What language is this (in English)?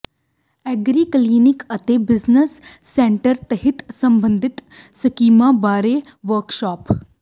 Punjabi